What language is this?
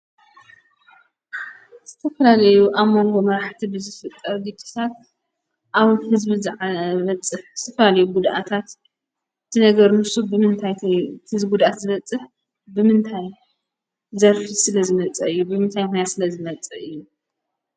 Tigrinya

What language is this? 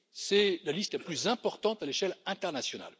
French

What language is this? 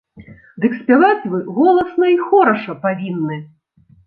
Belarusian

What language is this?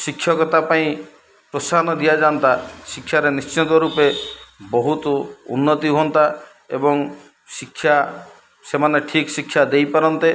Odia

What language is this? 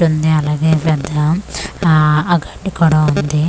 Telugu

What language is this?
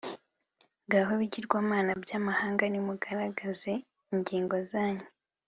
Kinyarwanda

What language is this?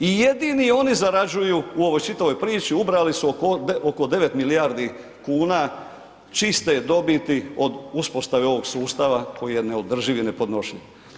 Croatian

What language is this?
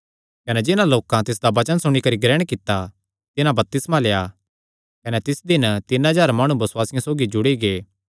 Kangri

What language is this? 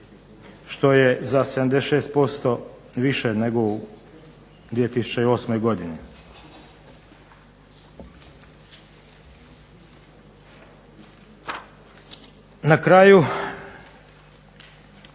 Croatian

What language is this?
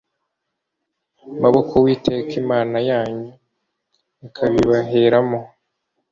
Kinyarwanda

